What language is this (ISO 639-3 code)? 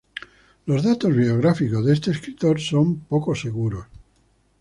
spa